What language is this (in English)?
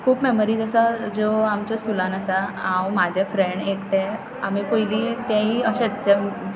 Konkani